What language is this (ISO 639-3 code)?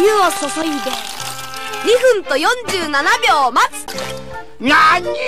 jpn